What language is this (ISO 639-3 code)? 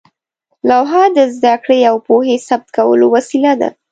pus